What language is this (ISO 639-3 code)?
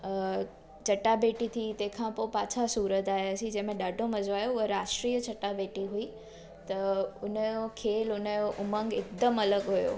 snd